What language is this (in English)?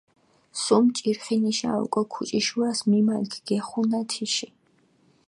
Mingrelian